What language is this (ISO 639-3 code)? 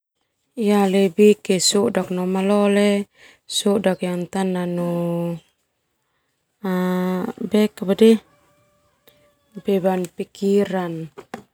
twu